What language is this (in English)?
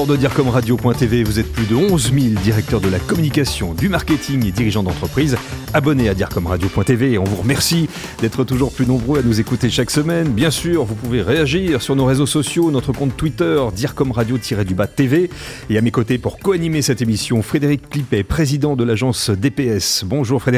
French